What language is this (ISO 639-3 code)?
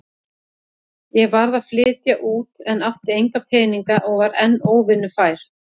isl